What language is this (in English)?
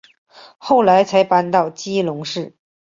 Chinese